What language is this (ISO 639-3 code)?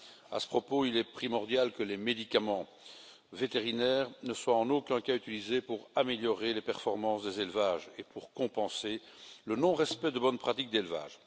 fra